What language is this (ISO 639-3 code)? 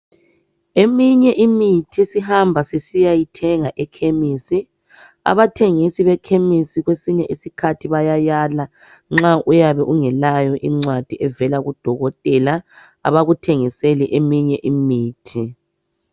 nde